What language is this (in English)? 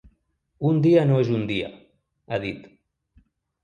Catalan